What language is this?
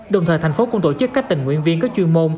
Vietnamese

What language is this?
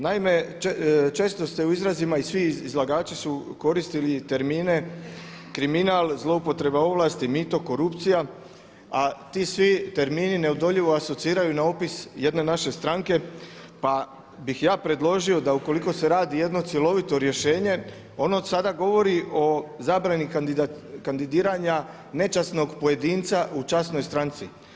Croatian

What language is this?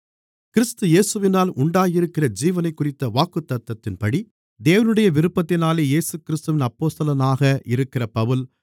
Tamil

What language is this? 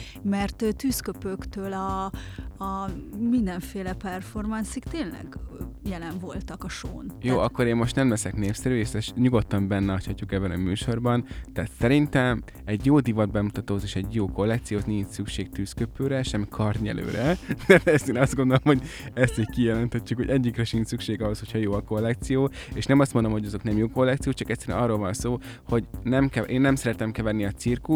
Hungarian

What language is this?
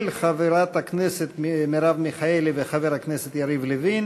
Hebrew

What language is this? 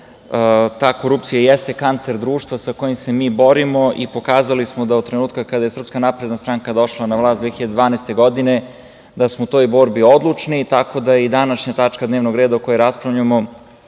Serbian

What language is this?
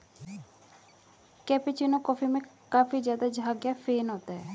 Hindi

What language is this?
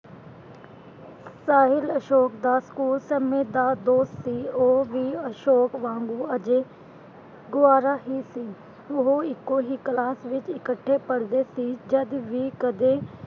Punjabi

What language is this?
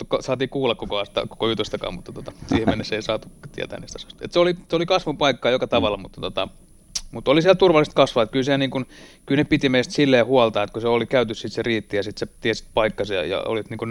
Finnish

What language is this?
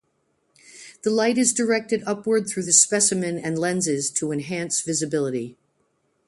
English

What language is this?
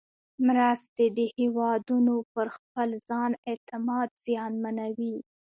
Pashto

